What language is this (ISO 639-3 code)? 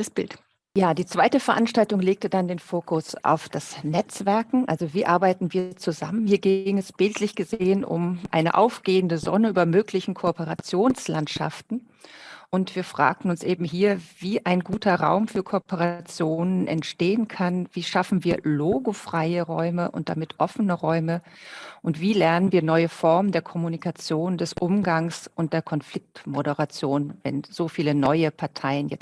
deu